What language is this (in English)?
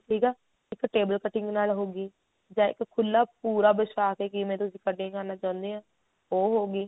Punjabi